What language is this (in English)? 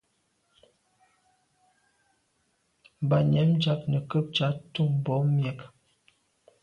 Medumba